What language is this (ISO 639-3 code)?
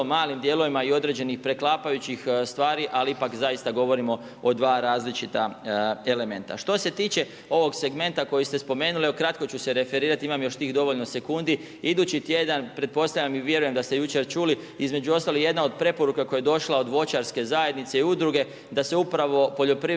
hrv